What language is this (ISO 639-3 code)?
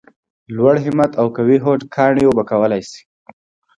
pus